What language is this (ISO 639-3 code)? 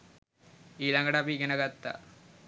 sin